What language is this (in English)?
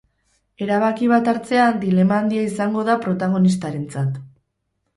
Basque